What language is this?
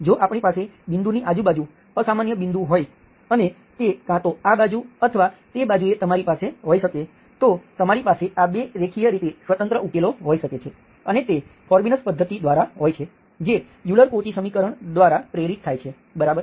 Gujarati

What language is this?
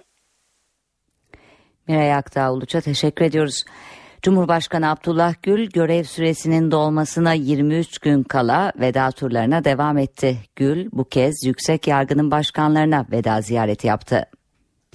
Turkish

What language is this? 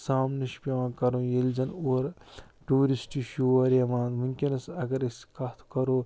Kashmiri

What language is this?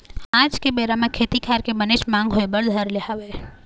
Chhattisgarhi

